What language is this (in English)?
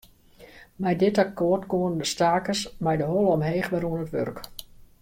Western Frisian